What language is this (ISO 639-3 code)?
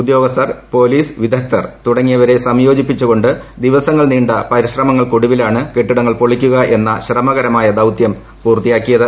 mal